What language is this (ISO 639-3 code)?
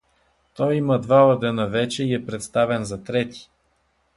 bul